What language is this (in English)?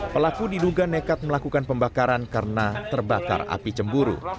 Indonesian